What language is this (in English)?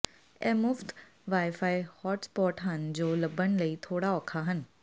Punjabi